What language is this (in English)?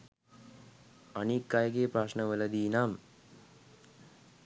Sinhala